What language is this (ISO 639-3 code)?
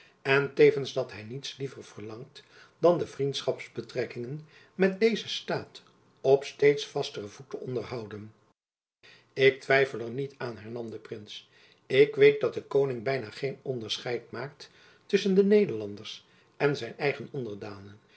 nld